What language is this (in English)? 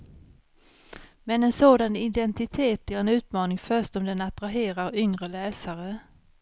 Swedish